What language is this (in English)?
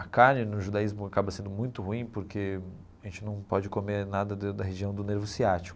Portuguese